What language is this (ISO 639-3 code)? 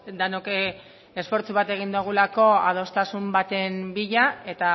eus